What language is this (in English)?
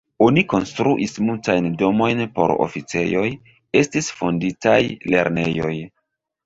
Esperanto